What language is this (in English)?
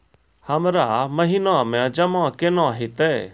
Maithili